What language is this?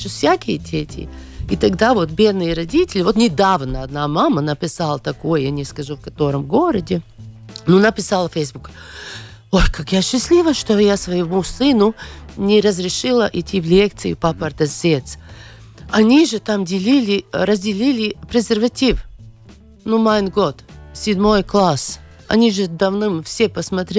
Russian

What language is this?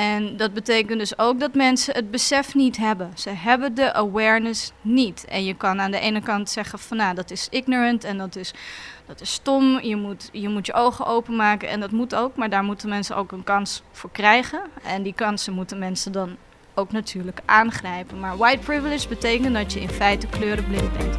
Dutch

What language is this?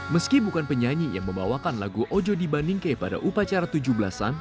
Indonesian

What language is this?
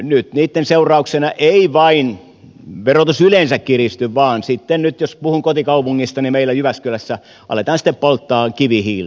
Finnish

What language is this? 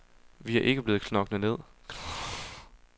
Danish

